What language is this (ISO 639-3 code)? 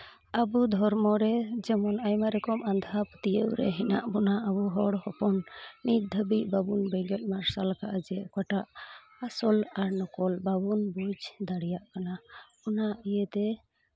sat